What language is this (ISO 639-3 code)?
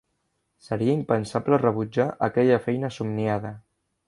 cat